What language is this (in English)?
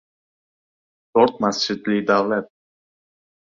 Uzbek